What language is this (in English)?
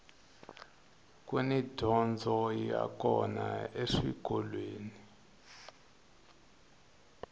Tsonga